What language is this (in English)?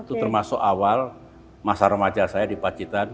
Indonesian